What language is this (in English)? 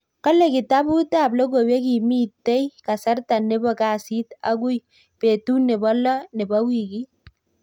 Kalenjin